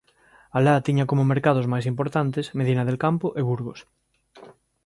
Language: Galician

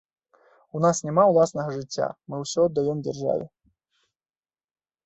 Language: Belarusian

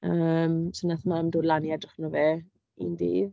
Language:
Welsh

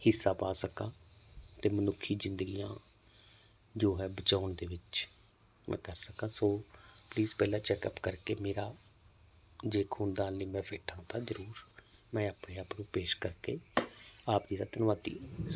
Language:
Punjabi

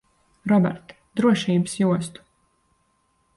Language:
Latvian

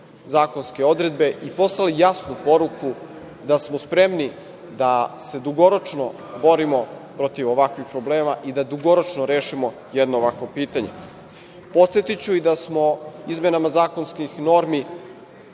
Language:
Serbian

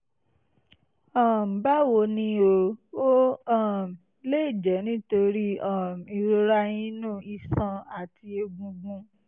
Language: Yoruba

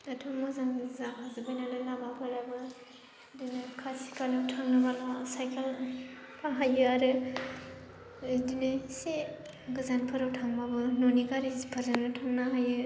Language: Bodo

